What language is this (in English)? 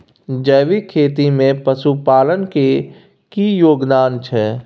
Maithili